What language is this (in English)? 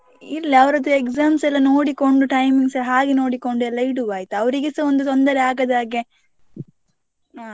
Kannada